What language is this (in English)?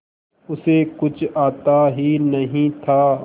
Hindi